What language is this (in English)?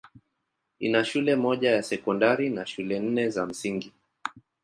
Swahili